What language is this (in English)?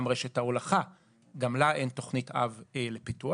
Hebrew